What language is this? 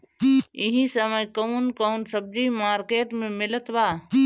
Bhojpuri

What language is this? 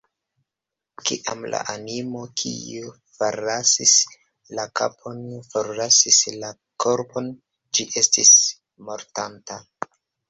Esperanto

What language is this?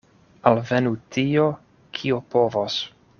Esperanto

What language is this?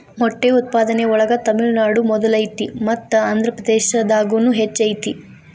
Kannada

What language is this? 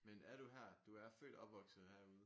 Danish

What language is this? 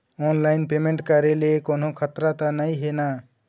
Chhattisgarhi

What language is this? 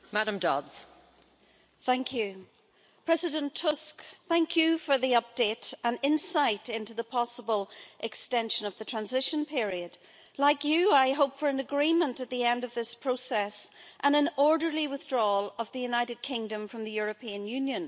English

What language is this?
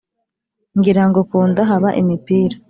Kinyarwanda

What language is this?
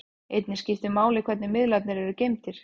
Icelandic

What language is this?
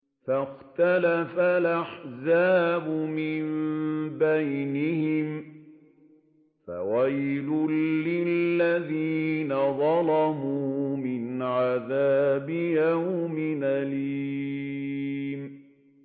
Arabic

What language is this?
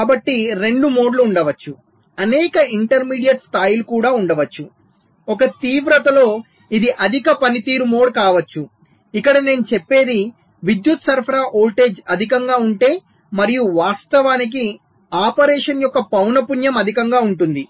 Telugu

